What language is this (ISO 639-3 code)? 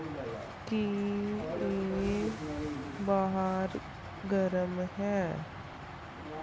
pan